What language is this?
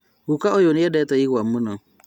Kikuyu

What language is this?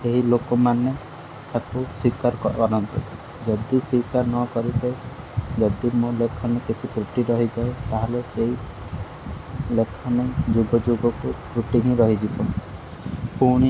Odia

